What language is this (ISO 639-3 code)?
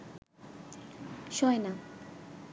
ben